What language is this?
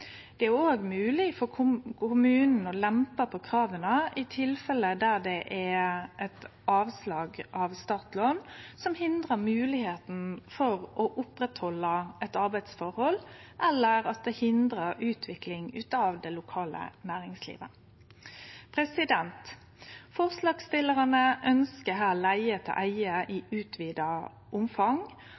Norwegian Nynorsk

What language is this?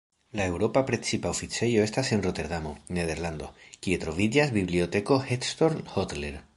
Esperanto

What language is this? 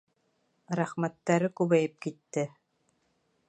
Bashkir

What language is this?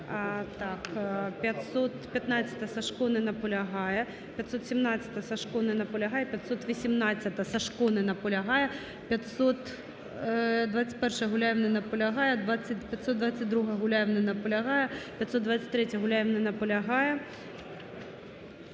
Ukrainian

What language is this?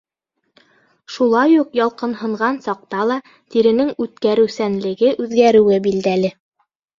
Bashkir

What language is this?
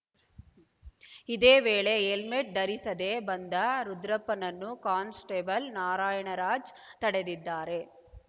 Kannada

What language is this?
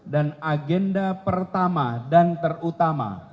Indonesian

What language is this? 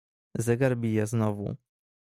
Polish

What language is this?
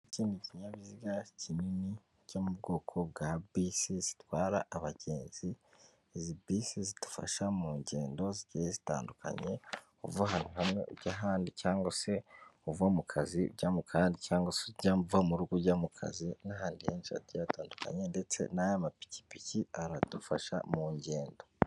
Kinyarwanda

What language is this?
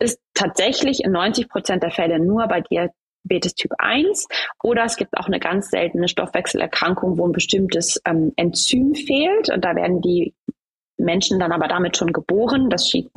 German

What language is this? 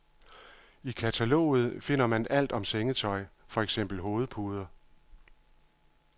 Danish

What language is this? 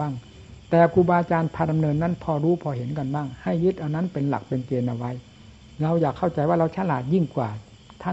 Thai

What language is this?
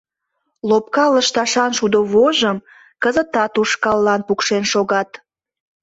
Mari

